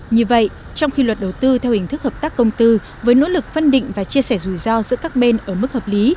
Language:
Vietnamese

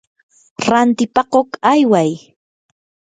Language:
Yanahuanca Pasco Quechua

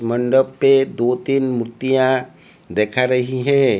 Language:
Hindi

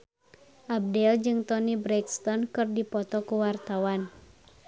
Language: Sundanese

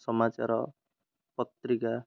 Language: Odia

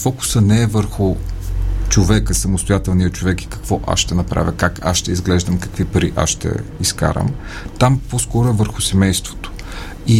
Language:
Bulgarian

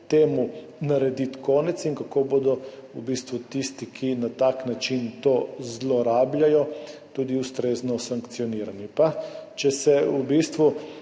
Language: Slovenian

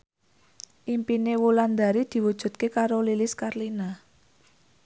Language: Javanese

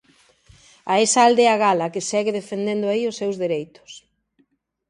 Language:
Galician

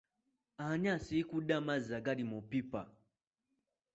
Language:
Ganda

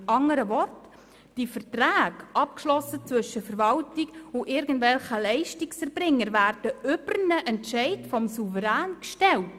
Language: Swiss German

